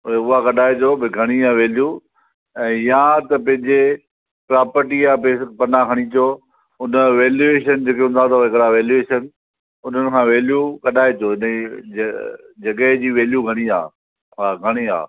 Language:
Sindhi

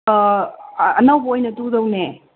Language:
Manipuri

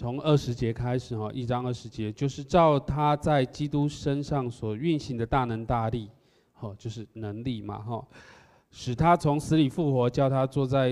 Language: Chinese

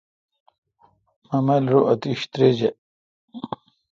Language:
Kalkoti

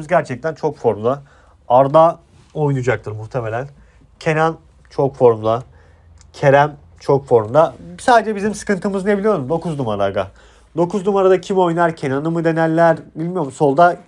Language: Turkish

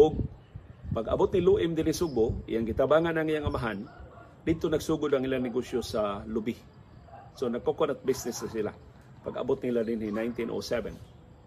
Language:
Filipino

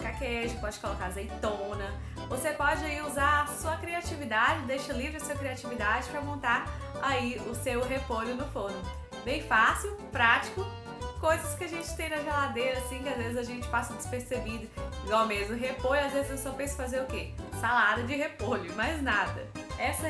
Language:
Portuguese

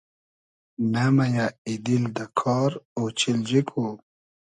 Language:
Hazaragi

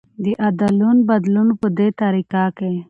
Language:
Pashto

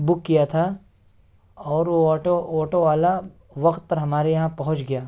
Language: Urdu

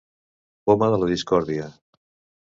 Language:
Catalan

